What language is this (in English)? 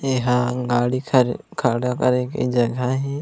Chhattisgarhi